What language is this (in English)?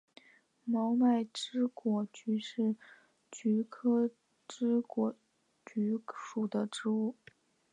Chinese